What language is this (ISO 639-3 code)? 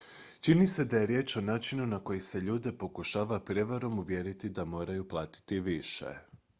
hrv